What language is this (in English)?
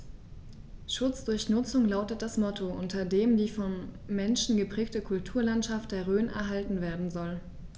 German